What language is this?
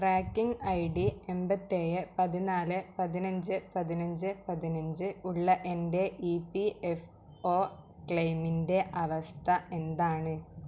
Malayalam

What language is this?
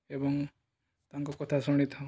Odia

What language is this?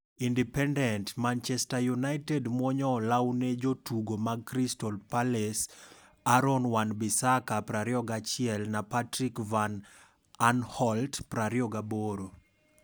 Luo (Kenya and Tanzania)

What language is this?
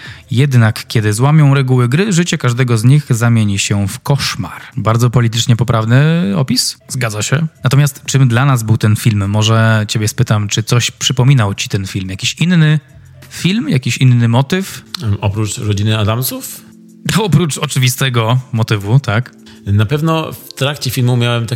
Polish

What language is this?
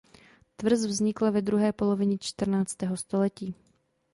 Czech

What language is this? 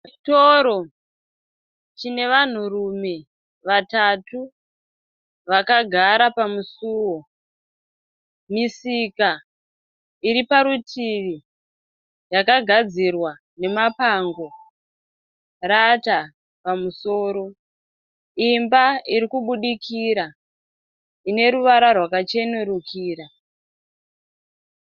Shona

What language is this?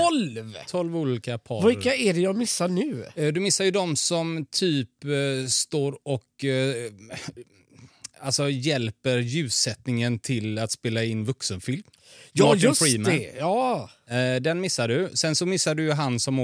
Swedish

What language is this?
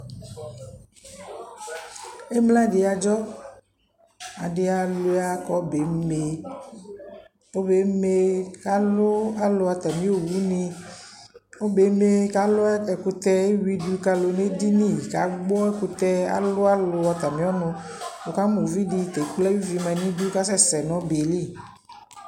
Ikposo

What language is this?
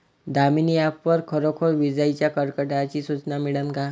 Marathi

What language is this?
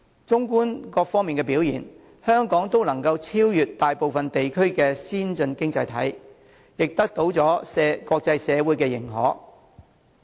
Cantonese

